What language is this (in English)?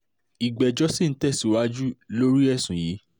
Yoruba